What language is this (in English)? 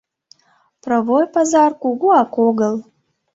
Mari